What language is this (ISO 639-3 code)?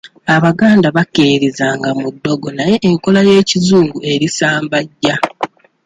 lug